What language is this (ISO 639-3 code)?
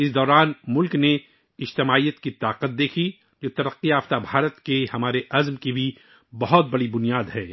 urd